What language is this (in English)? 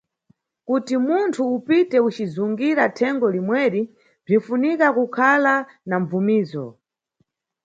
Nyungwe